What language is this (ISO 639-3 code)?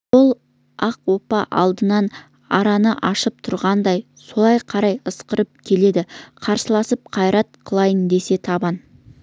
kaz